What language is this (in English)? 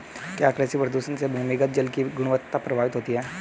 Hindi